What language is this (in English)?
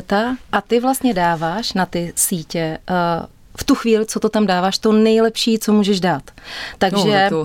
Czech